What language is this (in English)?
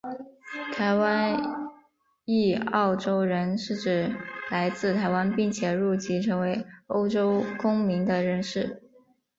Chinese